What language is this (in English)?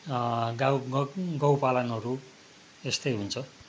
Nepali